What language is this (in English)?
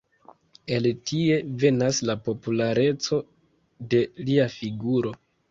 Esperanto